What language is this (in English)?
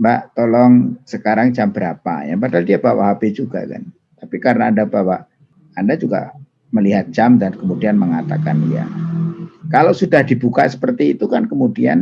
Indonesian